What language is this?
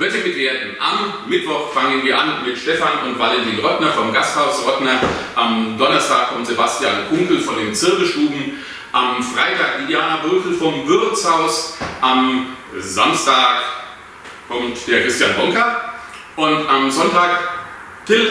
German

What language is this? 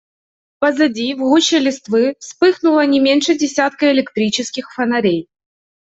Russian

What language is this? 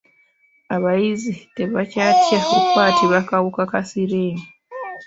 Ganda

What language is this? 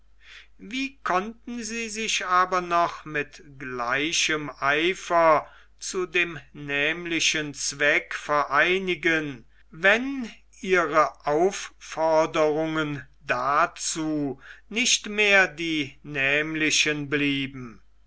German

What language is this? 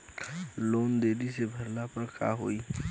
Bhojpuri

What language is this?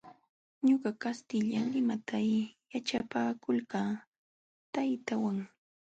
Jauja Wanca Quechua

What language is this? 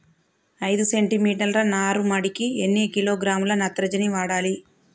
Telugu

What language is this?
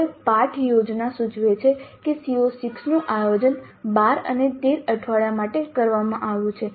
Gujarati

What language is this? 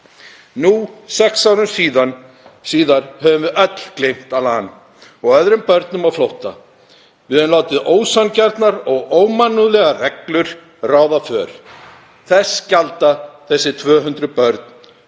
Icelandic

